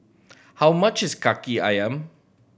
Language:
English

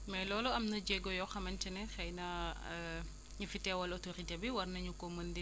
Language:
Wolof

